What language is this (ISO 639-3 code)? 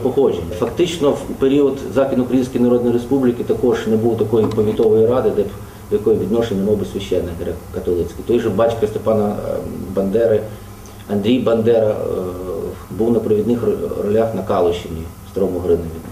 rus